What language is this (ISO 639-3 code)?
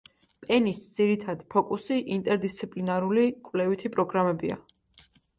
kat